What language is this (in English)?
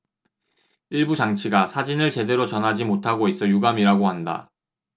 Korean